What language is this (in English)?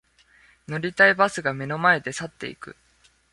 Japanese